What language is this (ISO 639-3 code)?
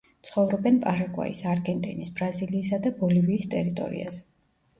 kat